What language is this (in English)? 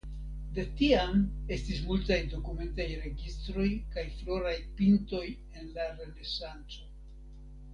Esperanto